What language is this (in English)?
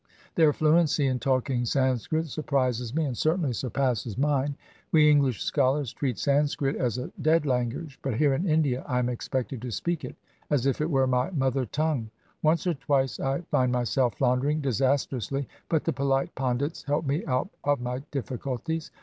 English